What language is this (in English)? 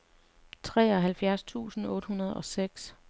Danish